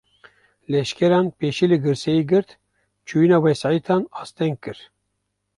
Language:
Kurdish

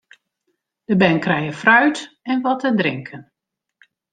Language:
Western Frisian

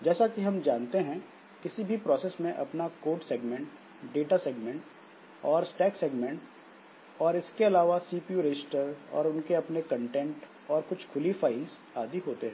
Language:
Hindi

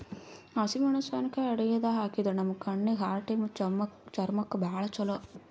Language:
Kannada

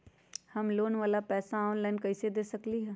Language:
Magahi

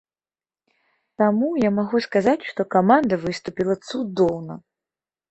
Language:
Belarusian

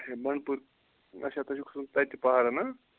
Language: Kashmiri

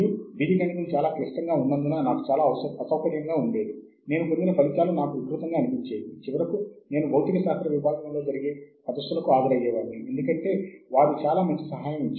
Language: Telugu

